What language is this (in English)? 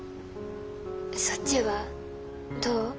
Japanese